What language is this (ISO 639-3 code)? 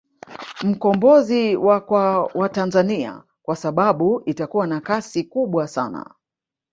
swa